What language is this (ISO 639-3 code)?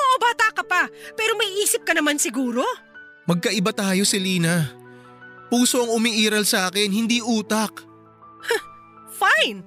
fil